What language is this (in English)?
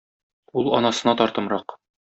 Tatar